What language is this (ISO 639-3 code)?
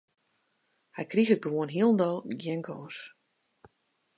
fry